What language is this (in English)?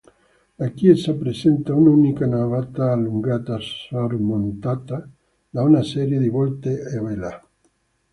Italian